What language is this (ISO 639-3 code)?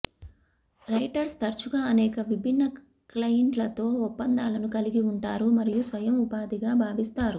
tel